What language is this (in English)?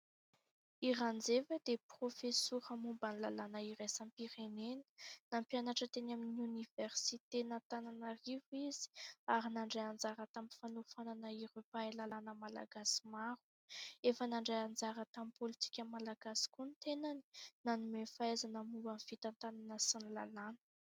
Malagasy